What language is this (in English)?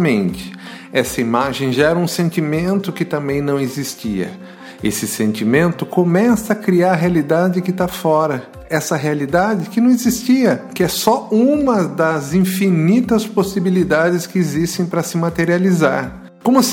Portuguese